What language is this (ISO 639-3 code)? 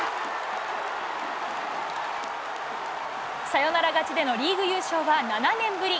jpn